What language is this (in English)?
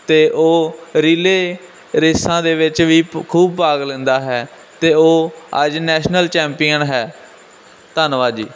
Punjabi